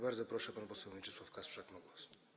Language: Polish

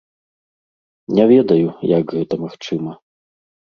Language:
Belarusian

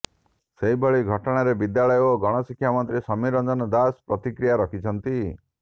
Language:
Odia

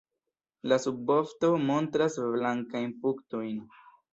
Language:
Esperanto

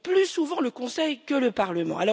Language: French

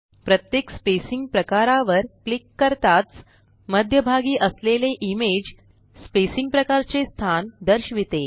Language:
Marathi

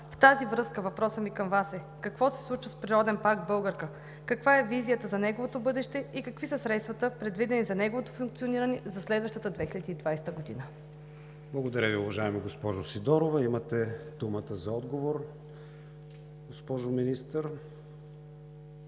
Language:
Bulgarian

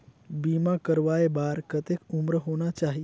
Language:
Chhattisgarhi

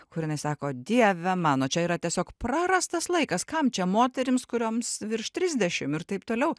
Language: Lithuanian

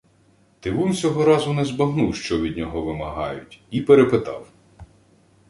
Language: Ukrainian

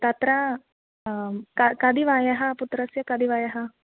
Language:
Sanskrit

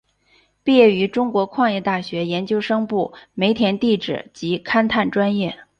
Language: Chinese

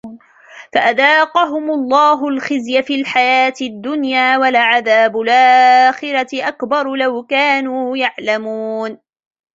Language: Arabic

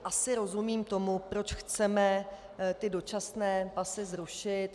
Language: Czech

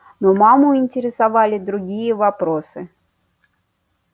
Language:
Russian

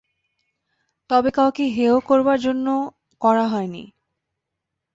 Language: Bangla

